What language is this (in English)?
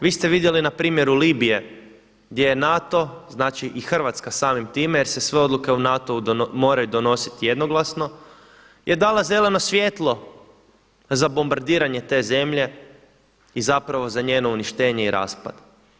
Croatian